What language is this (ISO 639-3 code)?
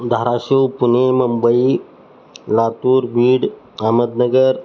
mar